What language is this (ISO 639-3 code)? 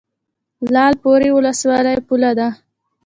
pus